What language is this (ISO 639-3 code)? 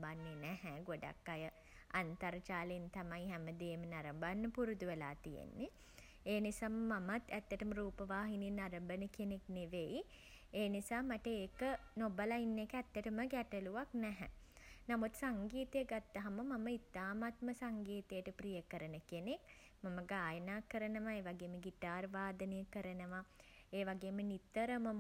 sin